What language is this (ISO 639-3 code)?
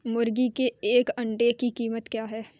hin